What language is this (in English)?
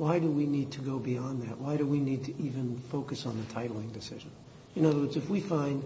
English